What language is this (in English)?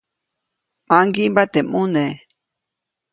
Copainalá Zoque